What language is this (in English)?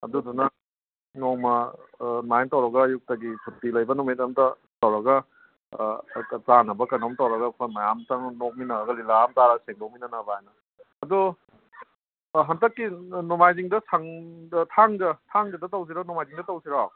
Manipuri